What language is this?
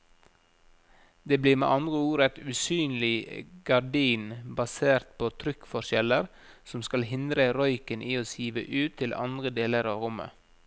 Norwegian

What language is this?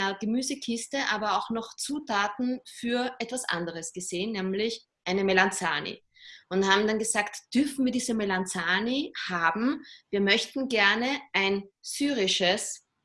German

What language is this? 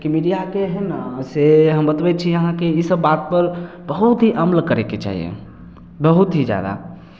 Maithili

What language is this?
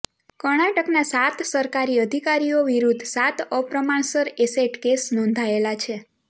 Gujarati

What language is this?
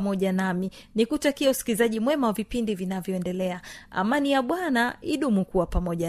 Swahili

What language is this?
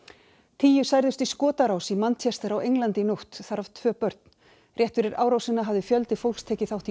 Icelandic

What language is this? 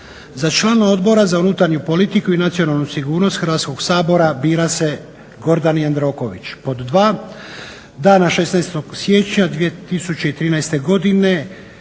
Croatian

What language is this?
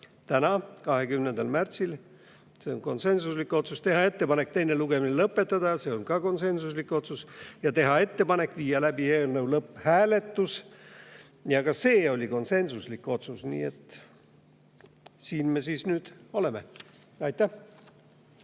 Estonian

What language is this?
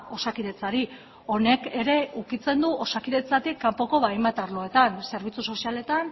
Basque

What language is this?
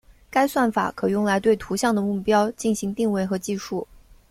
Chinese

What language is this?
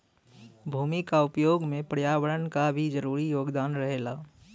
Bhojpuri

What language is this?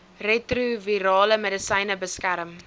Afrikaans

